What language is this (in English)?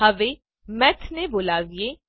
Gujarati